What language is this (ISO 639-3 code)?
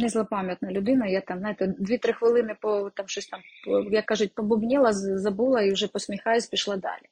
ukr